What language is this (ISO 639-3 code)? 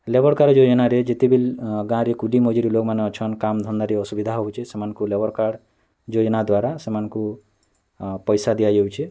ori